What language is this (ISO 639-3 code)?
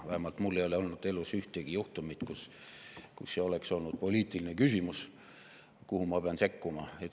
est